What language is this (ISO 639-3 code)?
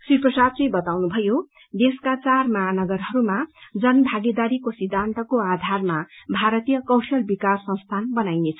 nep